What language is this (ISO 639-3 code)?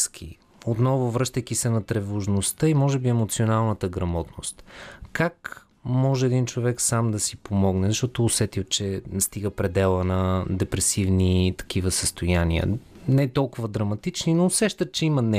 bul